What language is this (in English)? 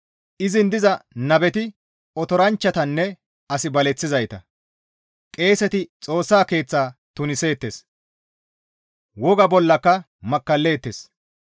Gamo